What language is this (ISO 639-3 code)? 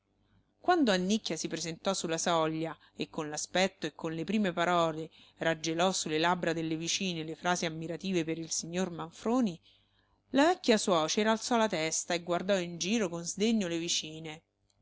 ita